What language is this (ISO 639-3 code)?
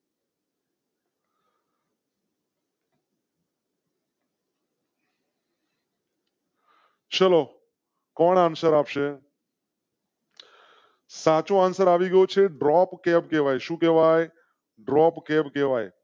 guj